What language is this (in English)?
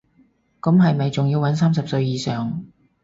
Cantonese